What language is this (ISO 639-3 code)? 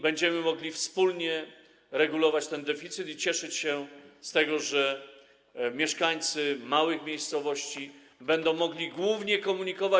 pol